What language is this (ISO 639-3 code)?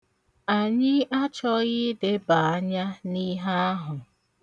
ibo